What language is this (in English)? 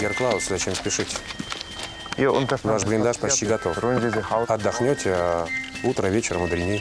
Russian